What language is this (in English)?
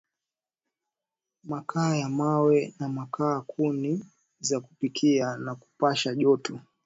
Swahili